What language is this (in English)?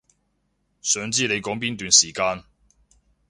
Cantonese